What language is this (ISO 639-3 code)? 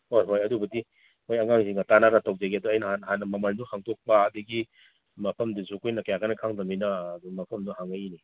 mni